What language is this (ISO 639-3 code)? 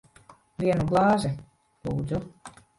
lav